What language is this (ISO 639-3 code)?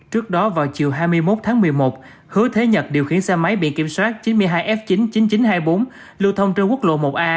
vie